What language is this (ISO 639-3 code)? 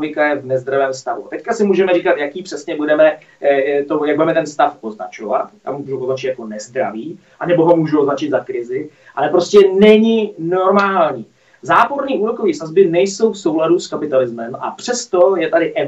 ces